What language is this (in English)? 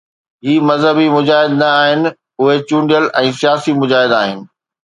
Sindhi